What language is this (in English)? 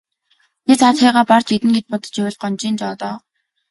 Mongolian